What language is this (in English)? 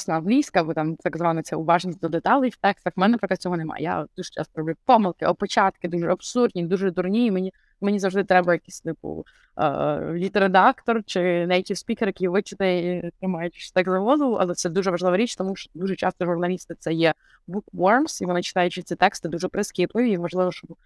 Ukrainian